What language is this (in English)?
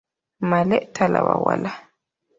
Ganda